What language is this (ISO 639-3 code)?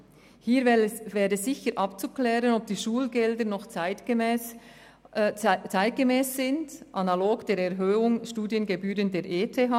gsw